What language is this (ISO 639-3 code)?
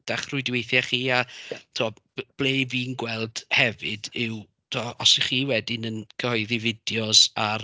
cym